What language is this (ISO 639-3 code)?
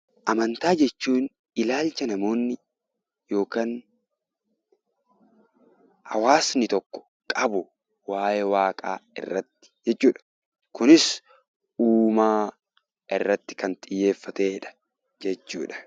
orm